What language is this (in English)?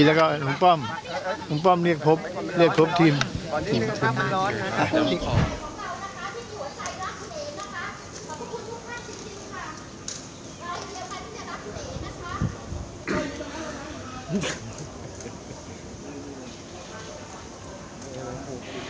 Thai